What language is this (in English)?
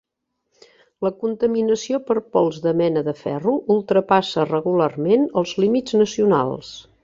Catalan